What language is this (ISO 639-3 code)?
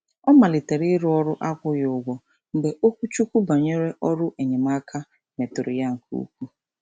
ibo